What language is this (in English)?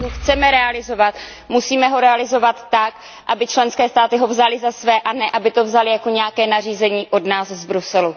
Czech